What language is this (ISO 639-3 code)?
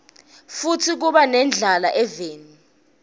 ssw